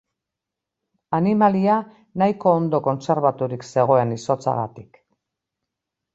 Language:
Basque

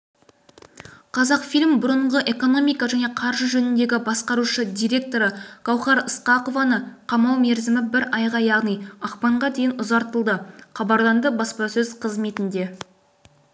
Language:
Kazakh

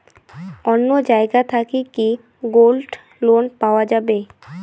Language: Bangla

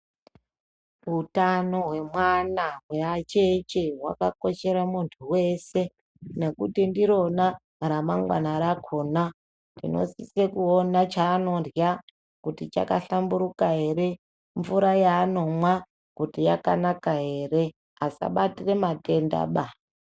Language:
Ndau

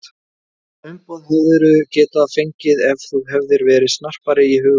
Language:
Icelandic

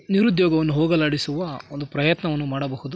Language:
Kannada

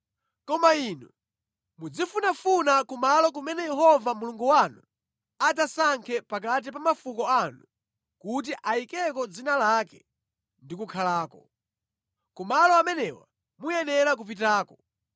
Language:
Nyanja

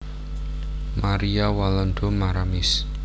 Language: Javanese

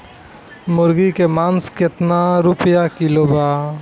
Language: Bhojpuri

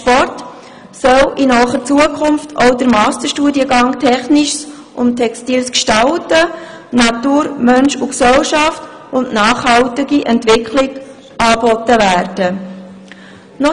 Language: Swiss German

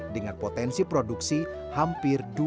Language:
Indonesian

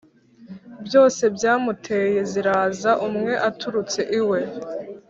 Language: Kinyarwanda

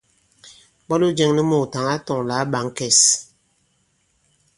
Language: Bankon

